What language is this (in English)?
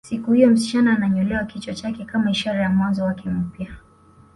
Swahili